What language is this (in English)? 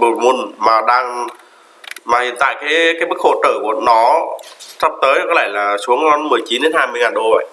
Vietnamese